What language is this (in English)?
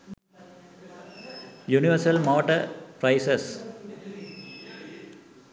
Sinhala